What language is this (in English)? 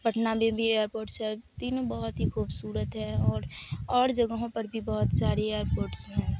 Urdu